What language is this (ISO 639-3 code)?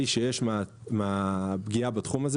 heb